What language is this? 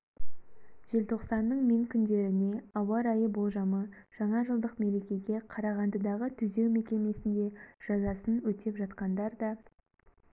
Kazakh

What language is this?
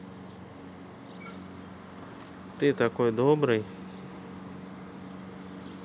Russian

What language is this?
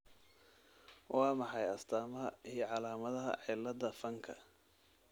Somali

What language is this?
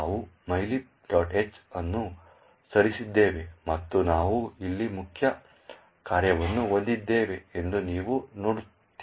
Kannada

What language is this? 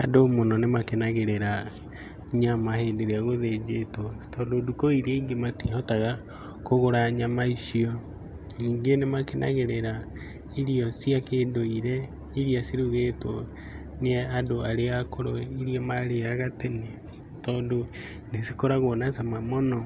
Kikuyu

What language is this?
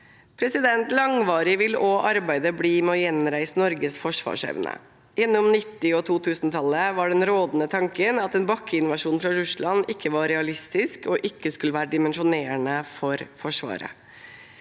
Norwegian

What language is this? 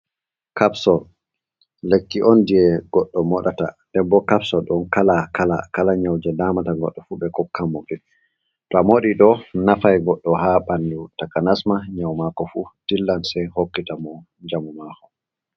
Fula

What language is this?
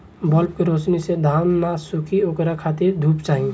Bhojpuri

